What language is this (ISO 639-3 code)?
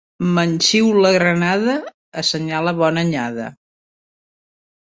cat